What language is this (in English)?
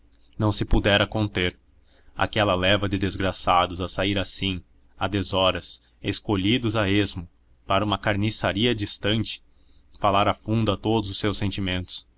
Portuguese